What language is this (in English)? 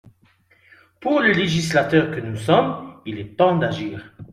French